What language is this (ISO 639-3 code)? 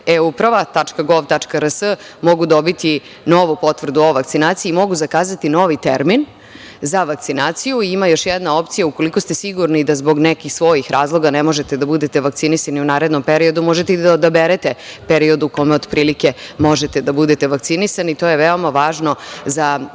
srp